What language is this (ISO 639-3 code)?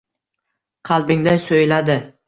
uzb